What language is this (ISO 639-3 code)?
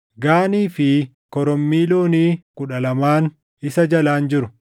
orm